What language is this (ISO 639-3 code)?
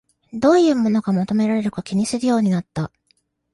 jpn